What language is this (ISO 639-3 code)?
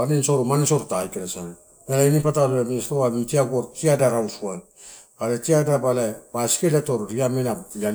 ttu